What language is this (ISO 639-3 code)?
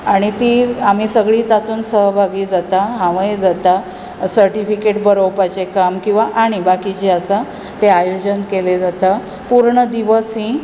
kok